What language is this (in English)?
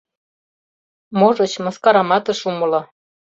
Mari